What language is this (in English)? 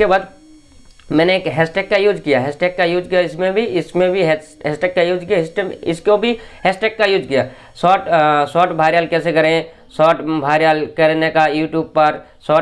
Hindi